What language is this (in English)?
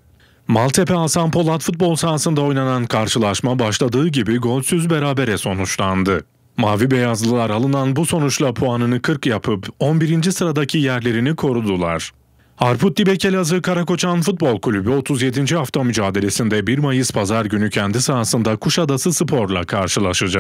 Turkish